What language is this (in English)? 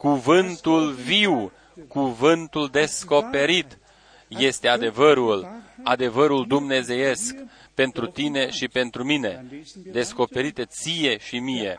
Romanian